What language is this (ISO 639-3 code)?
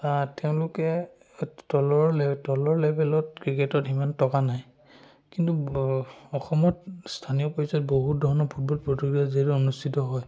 asm